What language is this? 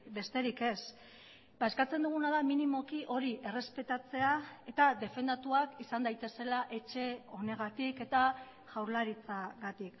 Basque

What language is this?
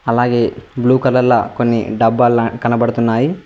Telugu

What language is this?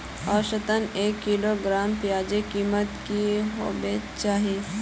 Magahi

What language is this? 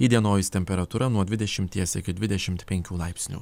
Lithuanian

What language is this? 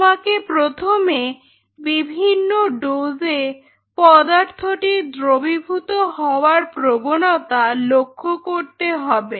Bangla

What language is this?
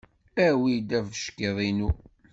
Kabyle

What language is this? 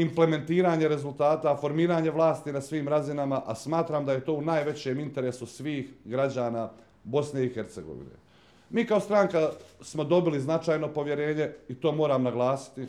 Croatian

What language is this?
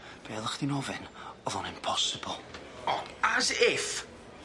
Welsh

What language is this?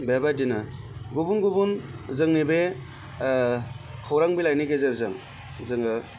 Bodo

